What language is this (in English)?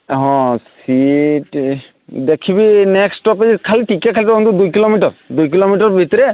Odia